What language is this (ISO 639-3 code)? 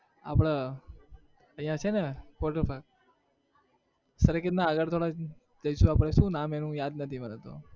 guj